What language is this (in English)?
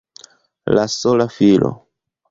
Esperanto